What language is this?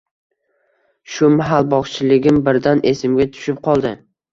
Uzbek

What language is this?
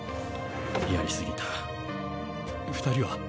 Japanese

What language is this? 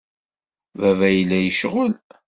Kabyle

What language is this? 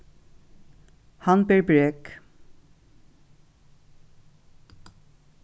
Faroese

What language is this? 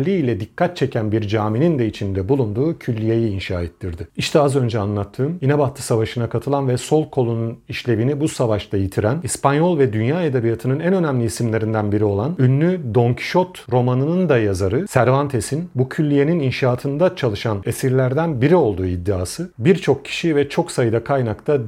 Turkish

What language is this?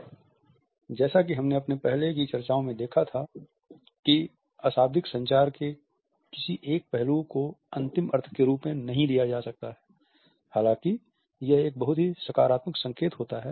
Hindi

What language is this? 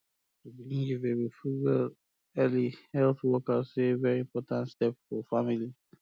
Nigerian Pidgin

